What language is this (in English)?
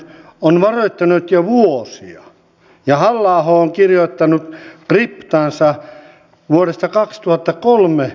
Finnish